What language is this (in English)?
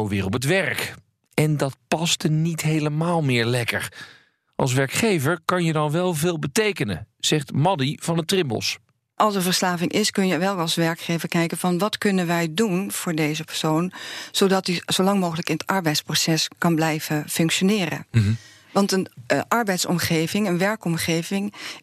Dutch